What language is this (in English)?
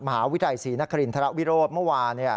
Thai